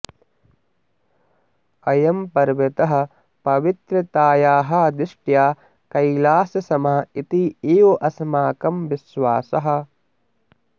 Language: Sanskrit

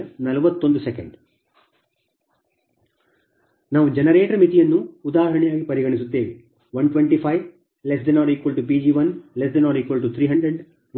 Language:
Kannada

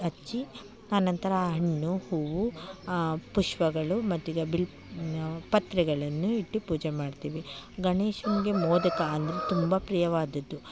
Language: Kannada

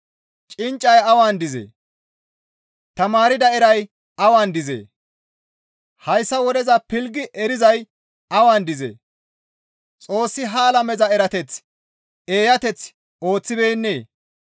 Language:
Gamo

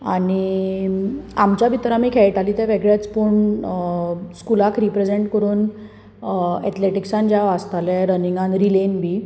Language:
Konkani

